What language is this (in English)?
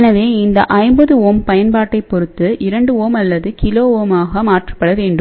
Tamil